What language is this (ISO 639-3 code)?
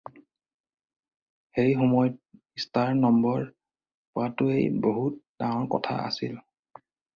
asm